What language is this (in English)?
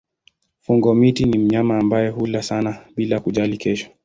Swahili